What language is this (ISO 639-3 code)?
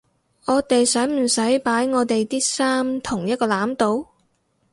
yue